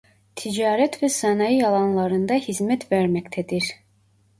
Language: Turkish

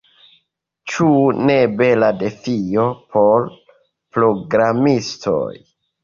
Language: Esperanto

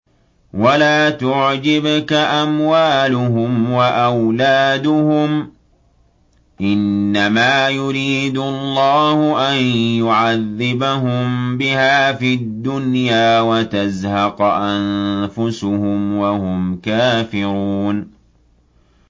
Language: Arabic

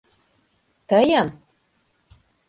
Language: Mari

